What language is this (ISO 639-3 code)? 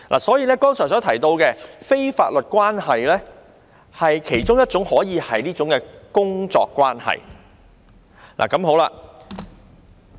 yue